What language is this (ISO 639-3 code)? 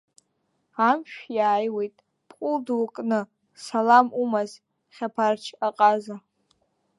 abk